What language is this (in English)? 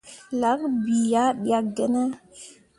Mundang